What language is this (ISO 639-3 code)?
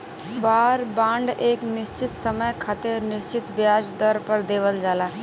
bho